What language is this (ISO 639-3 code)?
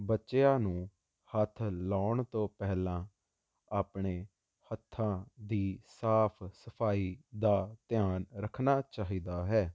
pan